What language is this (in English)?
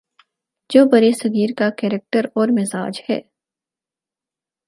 Urdu